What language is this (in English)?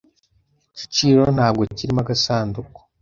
Kinyarwanda